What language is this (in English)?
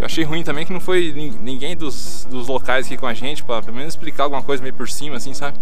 Portuguese